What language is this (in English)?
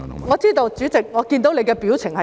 Cantonese